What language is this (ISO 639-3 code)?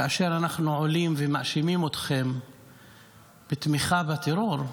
heb